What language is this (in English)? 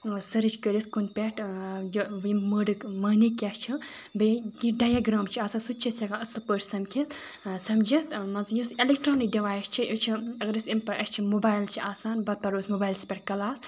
Kashmiri